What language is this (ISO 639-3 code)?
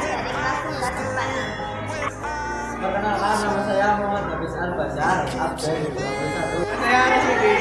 ind